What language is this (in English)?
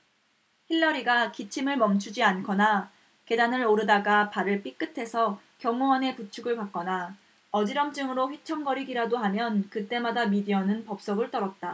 Korean